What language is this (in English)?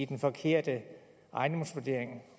Danish